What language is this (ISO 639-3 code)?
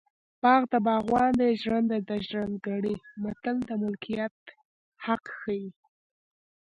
pus